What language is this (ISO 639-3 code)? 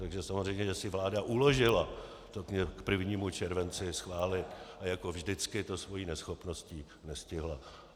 ces